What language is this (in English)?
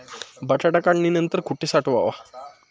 Marathi